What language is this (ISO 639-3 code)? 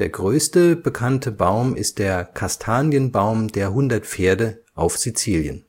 deu